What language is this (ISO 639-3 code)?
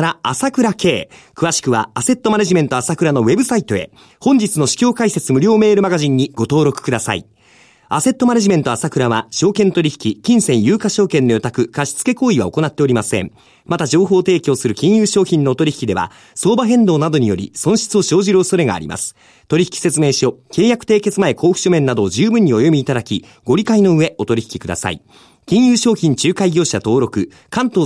jpn